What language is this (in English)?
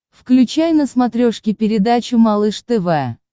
Russian